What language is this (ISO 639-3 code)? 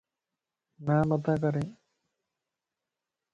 lss